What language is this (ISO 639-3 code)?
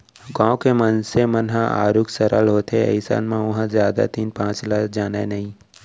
hne